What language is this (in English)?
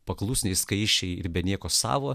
Lithuanian